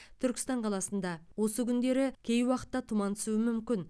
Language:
Kazakh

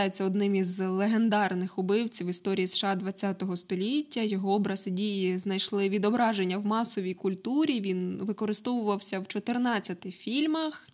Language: Ukrainian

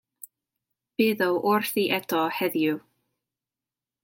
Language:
Welsh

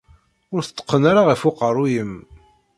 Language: Kabyle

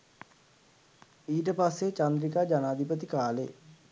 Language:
Sinhala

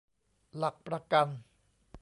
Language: Thai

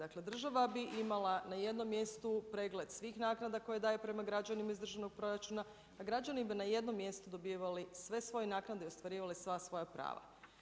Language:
Croatian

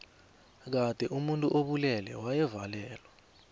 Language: South Ndebele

